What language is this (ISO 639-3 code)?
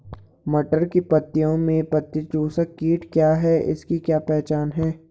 hin